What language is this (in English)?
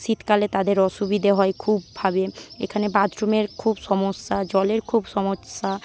Bangla